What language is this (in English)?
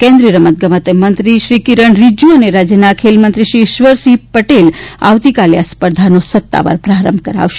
Gujarati